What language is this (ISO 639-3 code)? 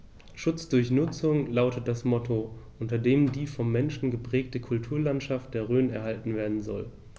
deu